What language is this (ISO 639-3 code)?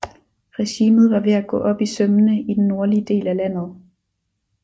dan